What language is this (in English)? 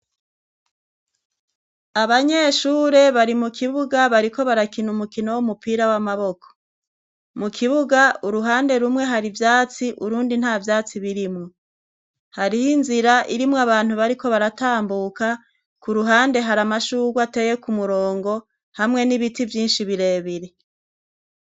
Rundi